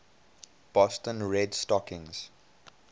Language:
English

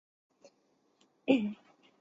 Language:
Chinese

